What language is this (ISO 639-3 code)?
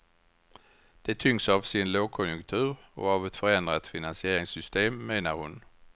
swe